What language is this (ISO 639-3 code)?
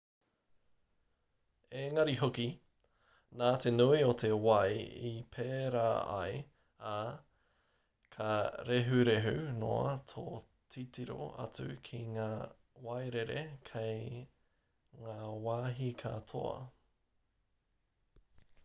mri